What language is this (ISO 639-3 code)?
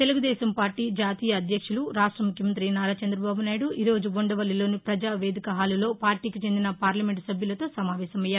tel